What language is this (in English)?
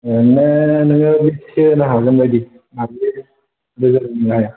Bodo